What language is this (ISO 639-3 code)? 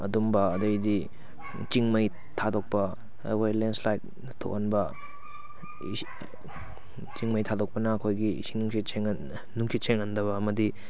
mni